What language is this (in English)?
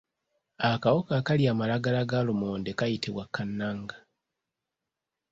Ganda